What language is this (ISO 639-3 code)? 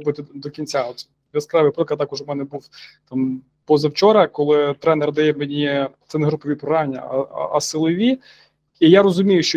ukr